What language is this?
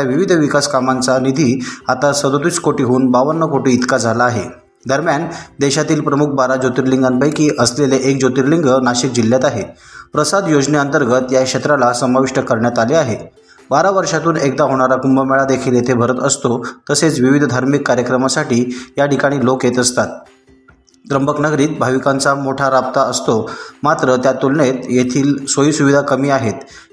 Marathi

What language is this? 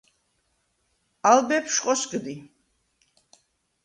Svan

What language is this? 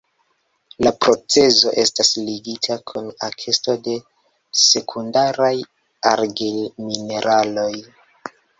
Esperanto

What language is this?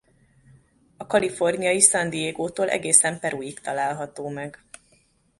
Hungarian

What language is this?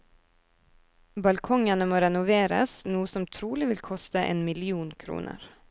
Norwegian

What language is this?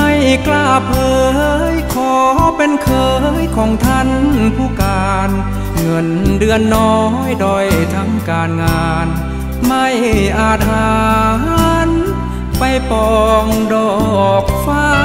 Thai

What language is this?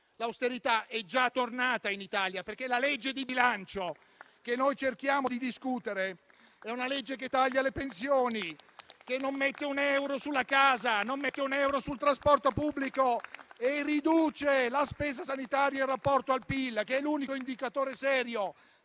Italian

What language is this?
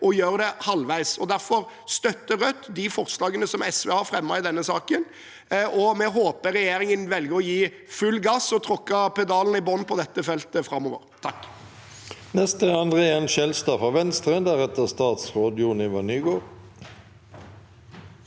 Norwegian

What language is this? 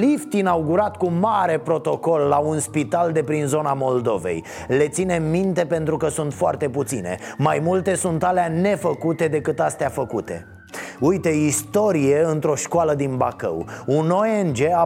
Romanian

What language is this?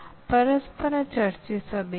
Kannada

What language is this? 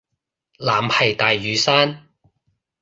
Cantonese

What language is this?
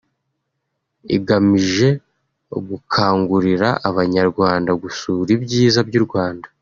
Kinyarwanda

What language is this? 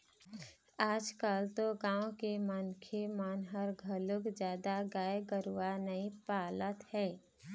Chhattisgarhi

